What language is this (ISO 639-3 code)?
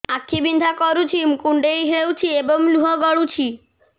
ori